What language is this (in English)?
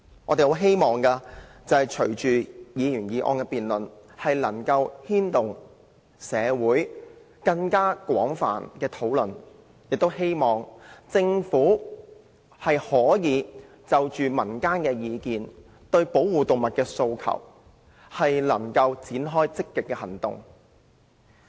Cantonese